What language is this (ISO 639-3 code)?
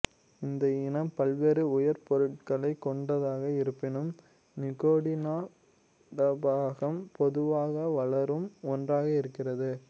tam